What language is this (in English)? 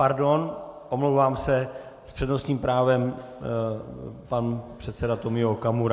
Czech